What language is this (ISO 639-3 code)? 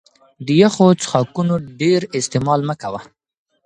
pus